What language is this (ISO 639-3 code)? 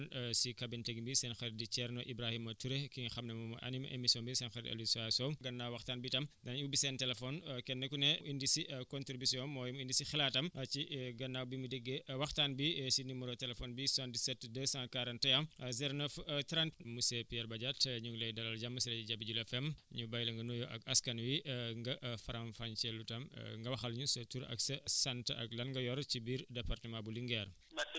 wol